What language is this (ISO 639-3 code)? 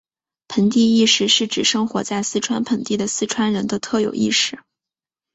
zho